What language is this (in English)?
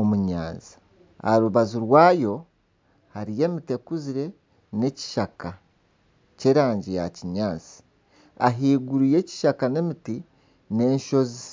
Nyankole